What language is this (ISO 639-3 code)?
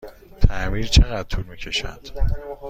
fas